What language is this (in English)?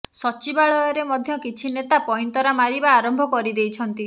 Odia